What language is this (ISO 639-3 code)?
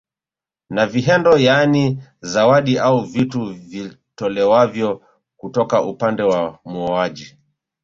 swa